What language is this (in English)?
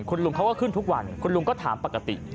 Thai